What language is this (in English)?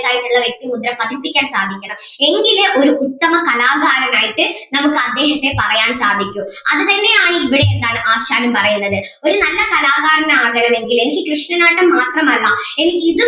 Malayalam